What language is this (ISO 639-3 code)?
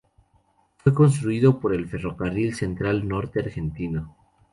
spa